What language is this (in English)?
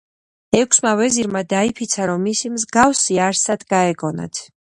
Georgian